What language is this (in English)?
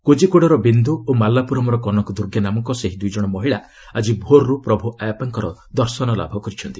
Odia